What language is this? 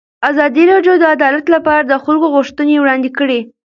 Pashto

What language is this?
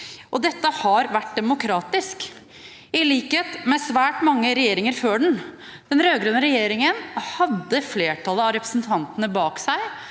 Norwegian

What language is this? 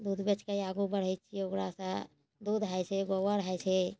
Maithili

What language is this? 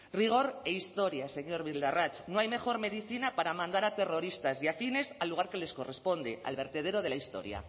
Spanish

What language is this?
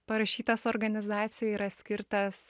Lithuanian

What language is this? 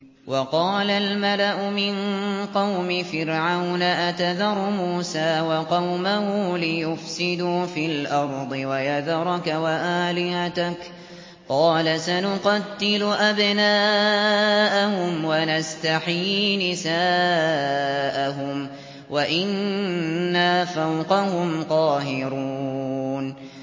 Arabic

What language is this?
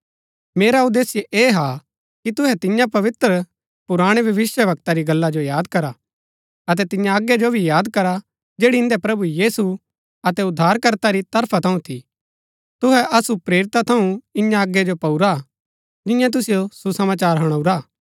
Gaddi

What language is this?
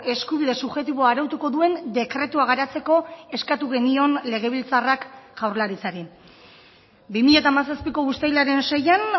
Basque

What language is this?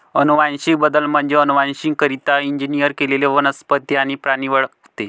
Marathi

